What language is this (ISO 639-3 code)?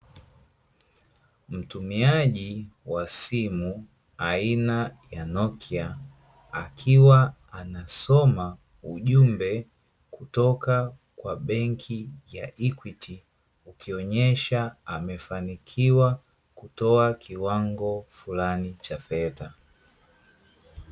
swa